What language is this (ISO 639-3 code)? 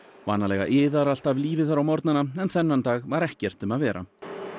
isl